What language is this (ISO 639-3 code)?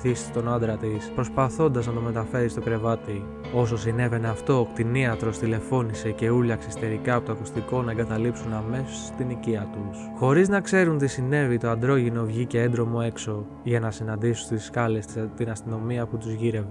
ell